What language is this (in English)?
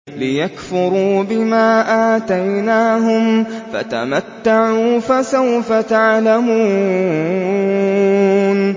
Arabic